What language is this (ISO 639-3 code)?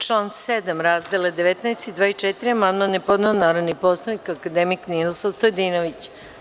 srp